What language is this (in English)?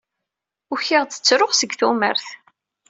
Kabyle